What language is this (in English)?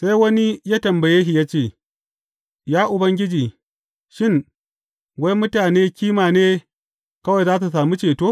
Hausa